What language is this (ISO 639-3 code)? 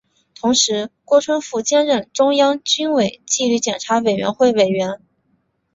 zho